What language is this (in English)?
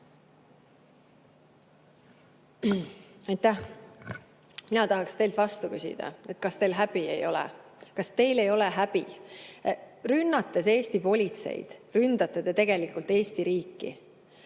Estonian